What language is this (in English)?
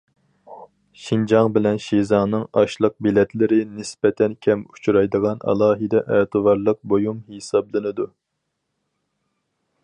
Uyghur